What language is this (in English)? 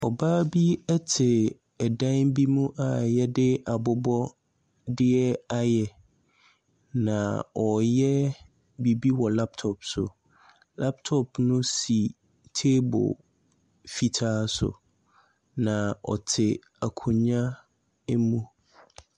Akan